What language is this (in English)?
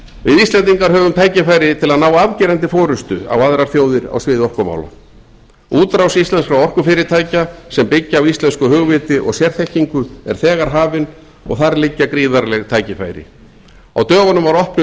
Icelandic